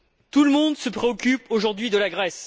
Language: French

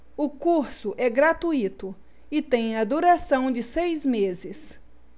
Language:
Portuguese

